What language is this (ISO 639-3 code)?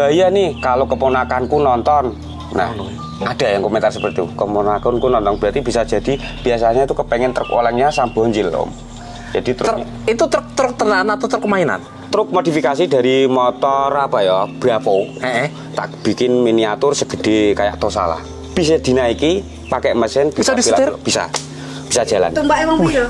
ind